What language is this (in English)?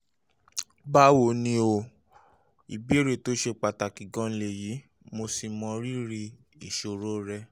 Yoruba